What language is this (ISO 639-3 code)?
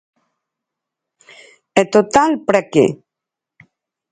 glg